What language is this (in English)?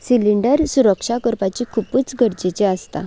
Konkani